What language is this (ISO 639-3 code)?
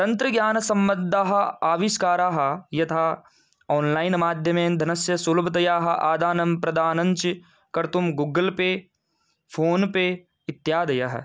san